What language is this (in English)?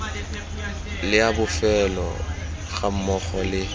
Tswana